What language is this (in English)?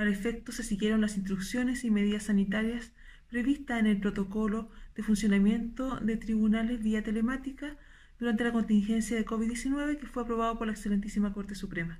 Spanish